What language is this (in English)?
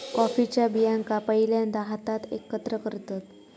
Marathi